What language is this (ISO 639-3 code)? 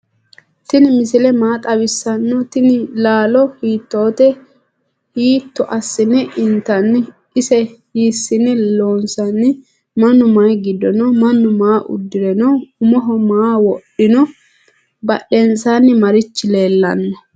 sid